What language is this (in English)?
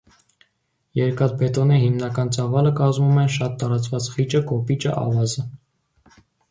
Armenian